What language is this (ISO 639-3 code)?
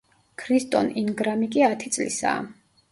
kat